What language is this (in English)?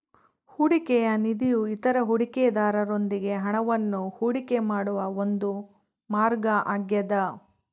Kannada